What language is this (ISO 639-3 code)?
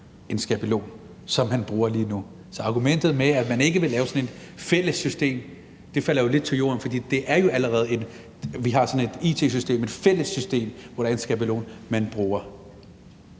dan